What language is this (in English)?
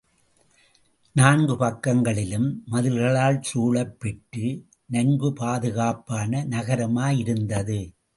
Tamil